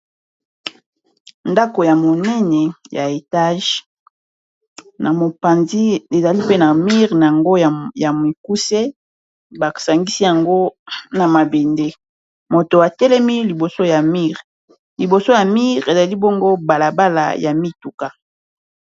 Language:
Lingala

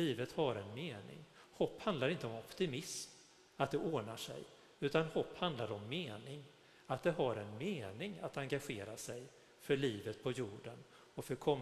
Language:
Swedish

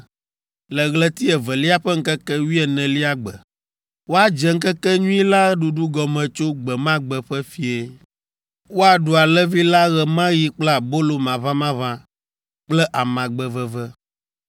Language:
Ewe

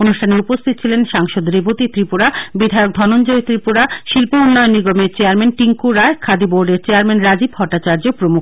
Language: Bangla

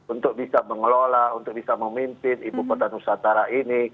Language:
Indonesian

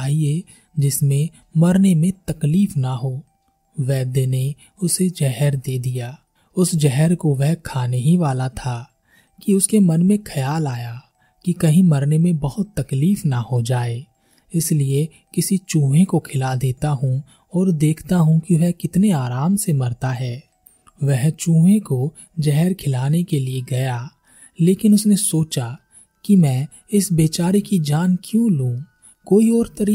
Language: Hindi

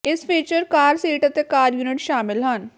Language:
Punjabi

